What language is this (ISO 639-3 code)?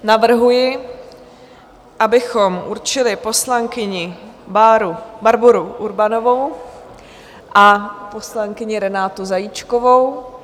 ces